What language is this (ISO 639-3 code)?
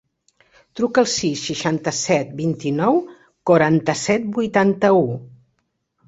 cat